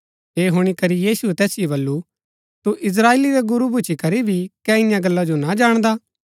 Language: Gaddi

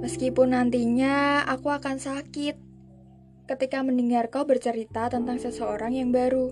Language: Indonesian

